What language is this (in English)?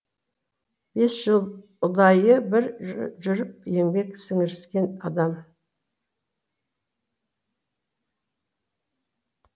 Kazakh